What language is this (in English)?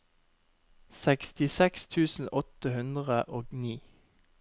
Norwegian